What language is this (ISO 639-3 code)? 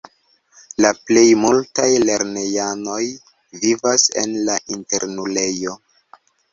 epo